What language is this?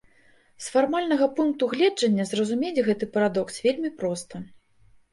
Belarusian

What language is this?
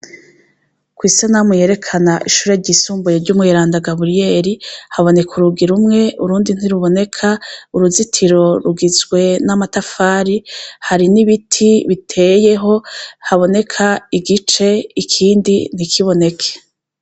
Rundi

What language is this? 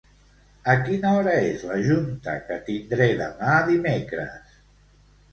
Catalan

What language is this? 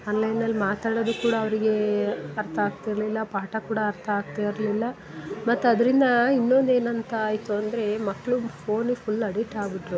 Kannada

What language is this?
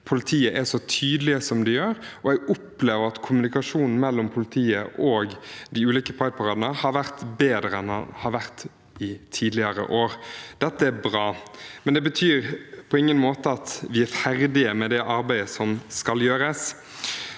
Norwegian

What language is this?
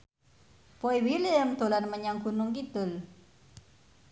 Javanese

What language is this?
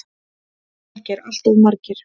Icelandic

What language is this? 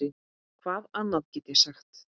Icelandic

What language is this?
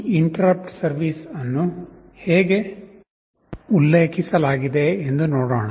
Kannada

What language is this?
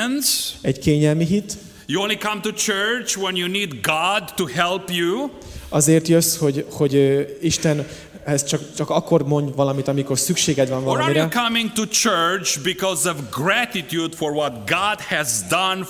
Hungarian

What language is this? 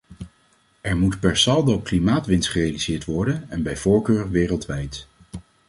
Dutch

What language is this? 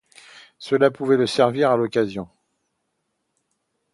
French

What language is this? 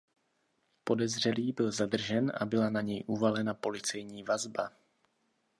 Czech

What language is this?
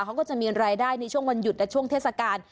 Thai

